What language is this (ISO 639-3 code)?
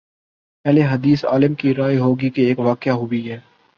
urd